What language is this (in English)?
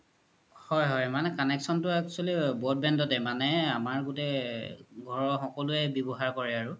Assamese